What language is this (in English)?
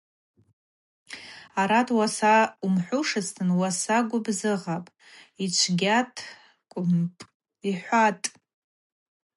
Abaza